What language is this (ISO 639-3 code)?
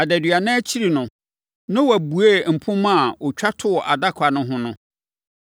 aka